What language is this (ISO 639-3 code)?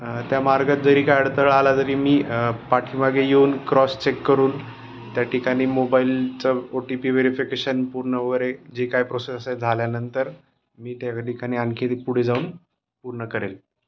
mar